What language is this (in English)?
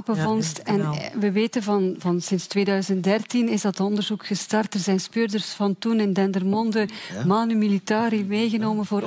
Dutch